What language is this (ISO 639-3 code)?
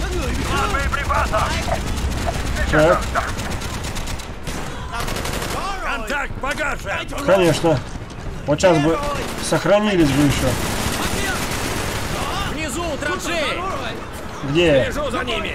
rus